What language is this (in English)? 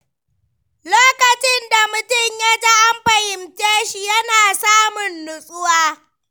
Hausa